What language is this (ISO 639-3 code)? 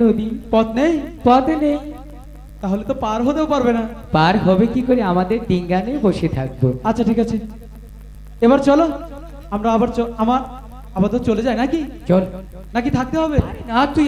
ind